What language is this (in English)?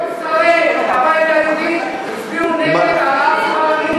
Hebrew